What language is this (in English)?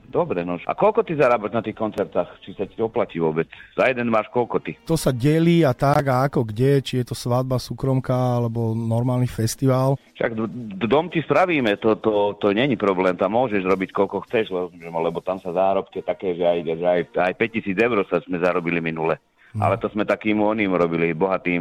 Slovak